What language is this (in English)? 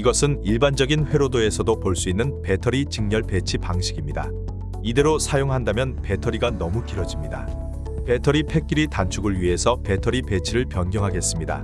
Korean